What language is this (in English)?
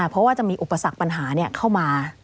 Thai